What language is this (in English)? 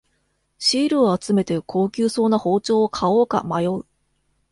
Japanese